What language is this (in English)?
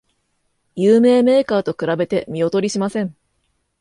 Japanese